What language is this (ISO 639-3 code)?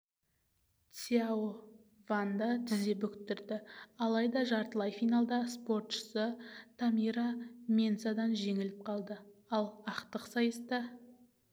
kaz